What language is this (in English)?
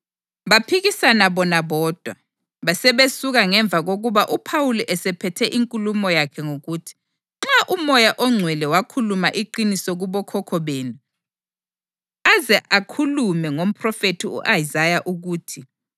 North Ndebele